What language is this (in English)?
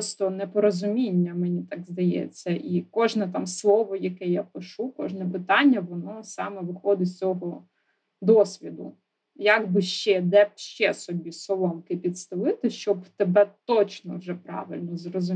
Ukrainian